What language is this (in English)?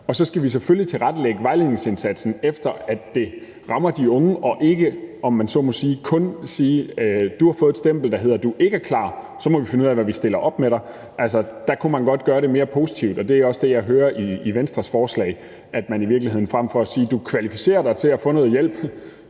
Danish